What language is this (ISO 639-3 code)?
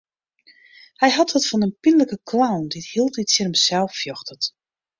fry